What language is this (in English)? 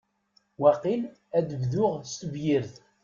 Kabyle